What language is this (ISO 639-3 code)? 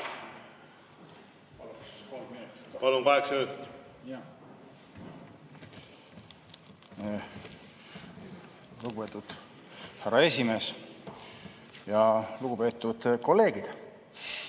est